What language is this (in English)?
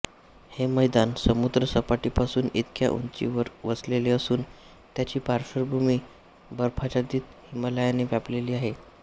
Marathi